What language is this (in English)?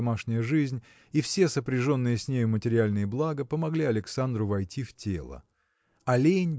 Russian